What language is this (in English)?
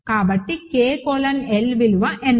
Telugu